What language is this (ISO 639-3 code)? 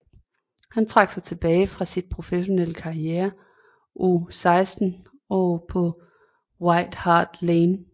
dan